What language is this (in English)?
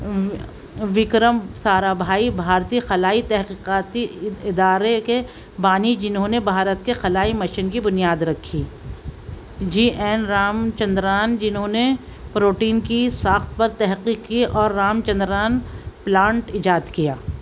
Urdu